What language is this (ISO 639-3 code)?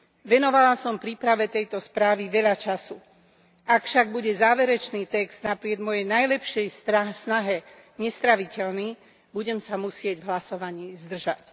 slk